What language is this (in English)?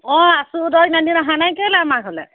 Assamese